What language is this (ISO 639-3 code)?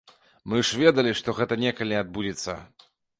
bel